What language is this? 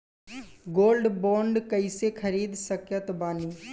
Bhojpuri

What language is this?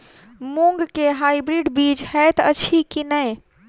Maithili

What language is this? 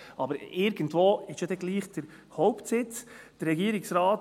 Swiss German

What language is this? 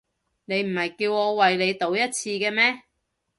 Cantonese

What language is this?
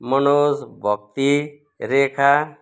Nepali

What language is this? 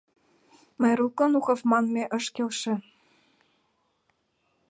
Mari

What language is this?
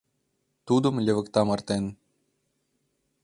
Mari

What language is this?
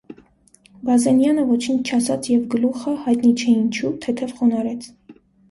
Armenian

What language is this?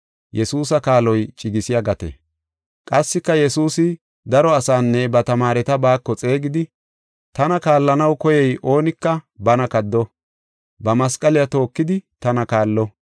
Gofa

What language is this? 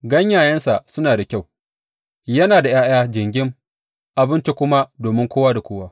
Hausa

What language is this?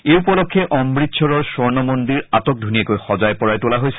Assamese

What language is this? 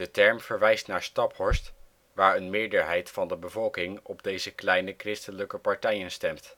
Dutch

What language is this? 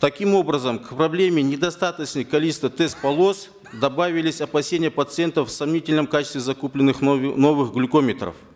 Kazakh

